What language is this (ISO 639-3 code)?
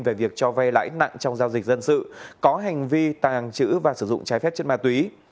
vie